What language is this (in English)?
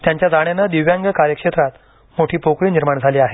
Marathi